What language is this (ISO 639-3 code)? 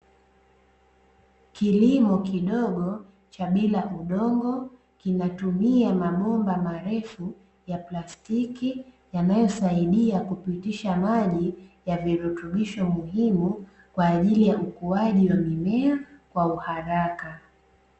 swa